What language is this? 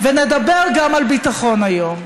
Hebrew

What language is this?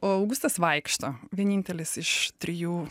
Lithuanian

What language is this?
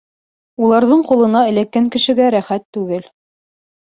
Bashkir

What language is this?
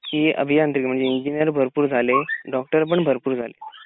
Marathi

